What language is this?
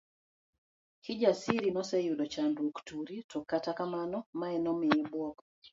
Luo (Kenya and Tanzania)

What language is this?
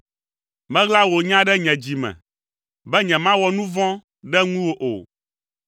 Ewe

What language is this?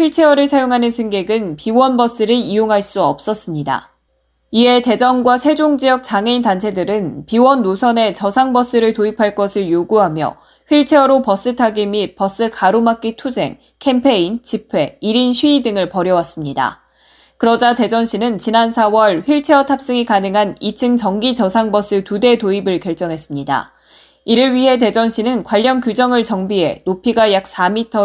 Korean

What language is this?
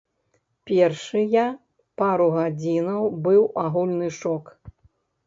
Belarusian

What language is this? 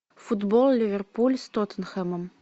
Russian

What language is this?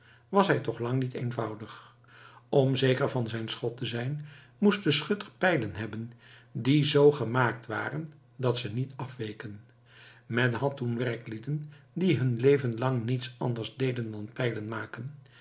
Dutch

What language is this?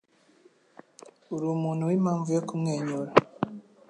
Kinyarwanda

